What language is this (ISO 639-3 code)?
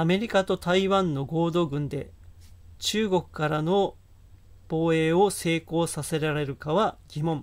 jpn